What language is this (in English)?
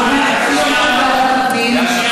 Hebrew